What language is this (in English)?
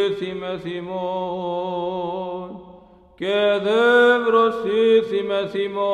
Greek